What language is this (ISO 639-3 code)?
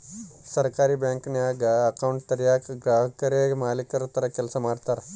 kan